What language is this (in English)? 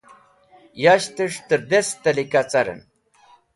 Wakhi